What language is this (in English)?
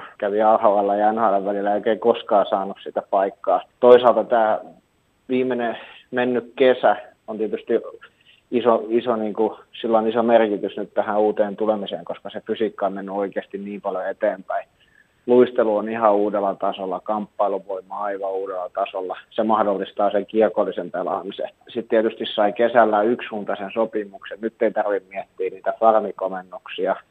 Finnish